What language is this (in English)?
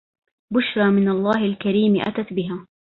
Arabic